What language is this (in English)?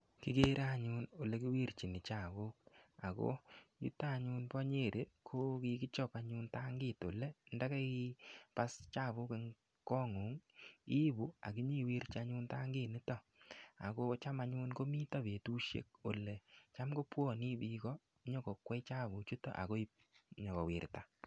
Kalenjin